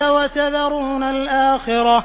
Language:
Arabic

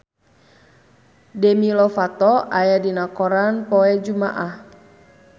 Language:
Sundanese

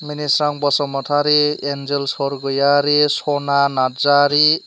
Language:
Bodo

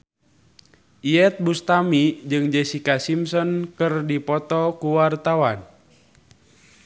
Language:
Sundanese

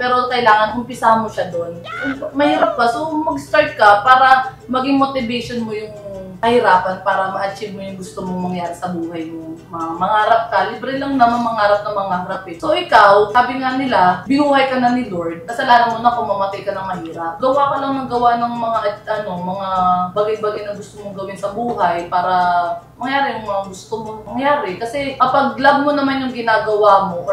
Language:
Filipino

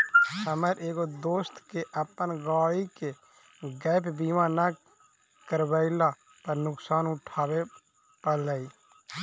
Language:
Magahi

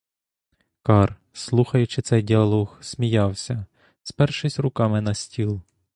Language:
Ukrainian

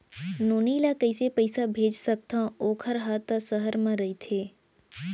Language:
Chhattisgarhi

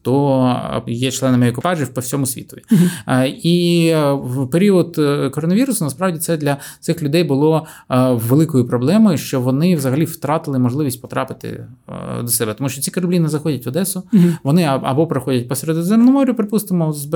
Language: Ukrainian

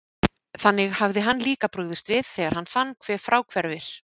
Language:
Icelandic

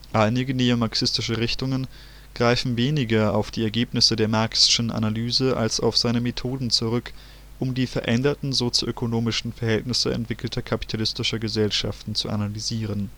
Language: German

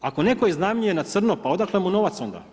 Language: Croatian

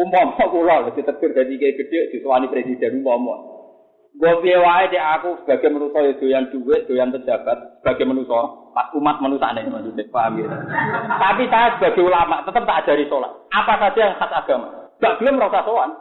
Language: Malay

